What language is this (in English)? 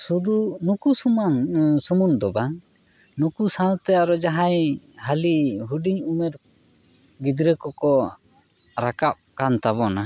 Santali